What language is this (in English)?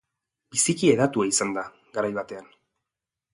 Basque